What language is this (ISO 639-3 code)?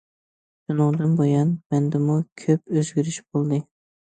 uig